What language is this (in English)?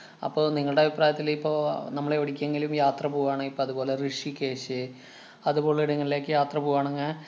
Malayalam